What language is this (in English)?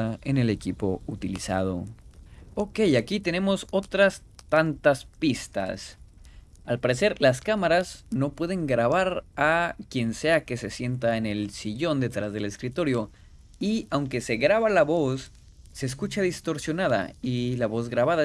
Spanish